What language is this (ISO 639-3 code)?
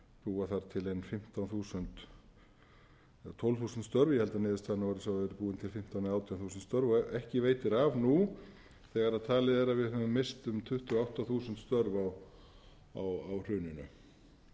isl